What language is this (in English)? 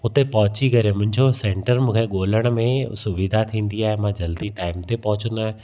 Sindhi